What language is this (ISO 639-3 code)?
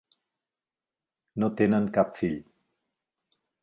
cat